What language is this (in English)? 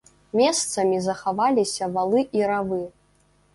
Belarusian